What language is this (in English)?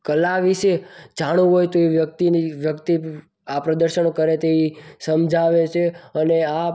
Gujarati